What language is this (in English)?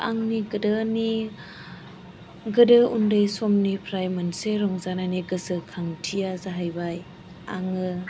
Bodo